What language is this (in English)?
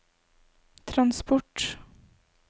Norwegian